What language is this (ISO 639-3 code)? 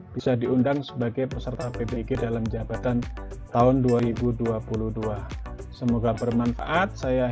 ind